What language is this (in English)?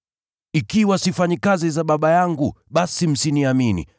Swahili